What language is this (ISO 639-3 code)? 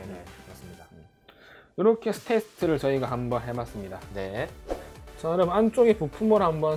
kor